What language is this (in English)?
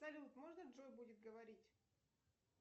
Russian